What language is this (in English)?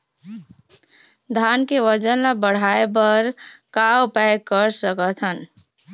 Chhattisgarhi